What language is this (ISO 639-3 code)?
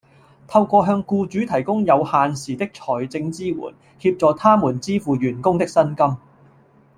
yue